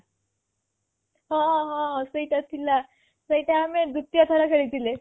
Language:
Odia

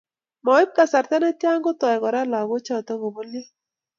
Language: Kalenjin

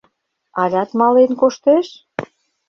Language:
Mari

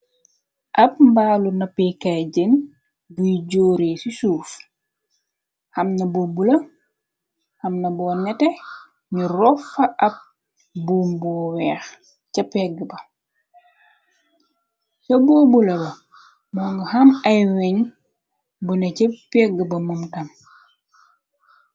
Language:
Wolof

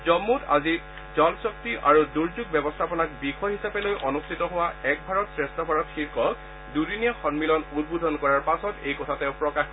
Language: Assamese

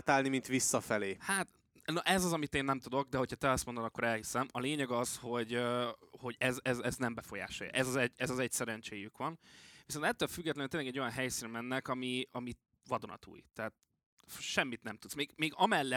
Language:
Hungarian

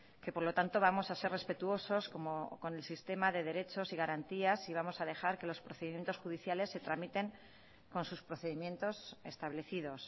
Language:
Spanish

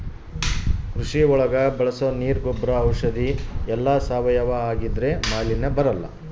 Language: Kannada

